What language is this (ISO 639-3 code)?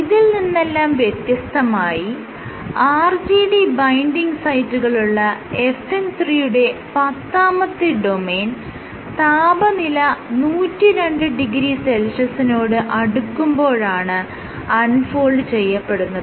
mal